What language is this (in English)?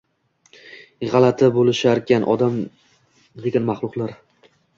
Uzbek